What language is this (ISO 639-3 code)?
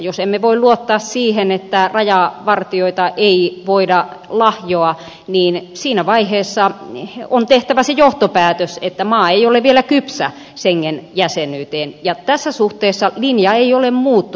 fin